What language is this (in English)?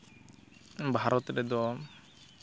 Santali